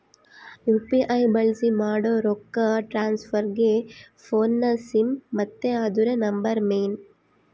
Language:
Kannada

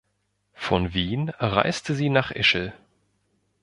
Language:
German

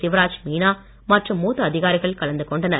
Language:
Tamil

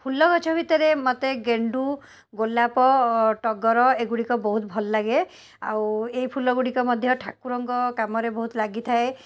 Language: Odia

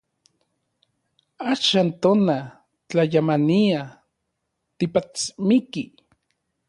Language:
Orizaba Nahuatl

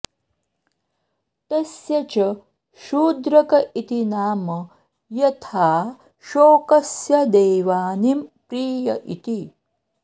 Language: Sanskrit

